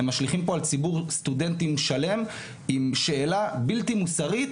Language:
Hebrew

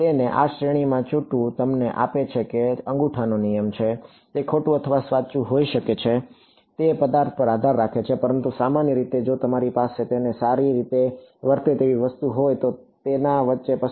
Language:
Gujarati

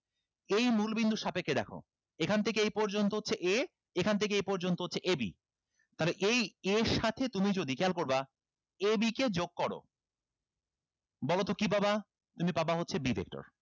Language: Bangla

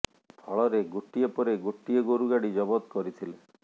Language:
Odia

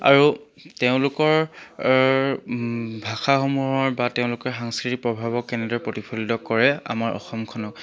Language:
Assamese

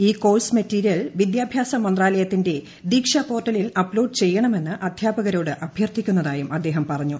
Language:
Malayalam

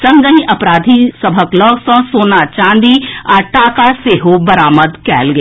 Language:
Maithili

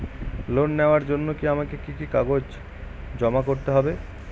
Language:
Bangla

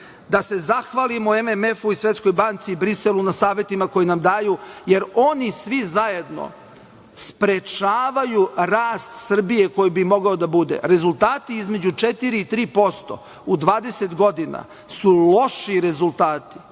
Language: Serbian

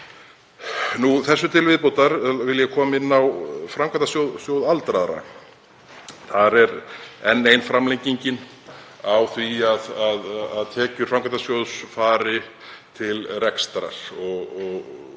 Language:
Icelandic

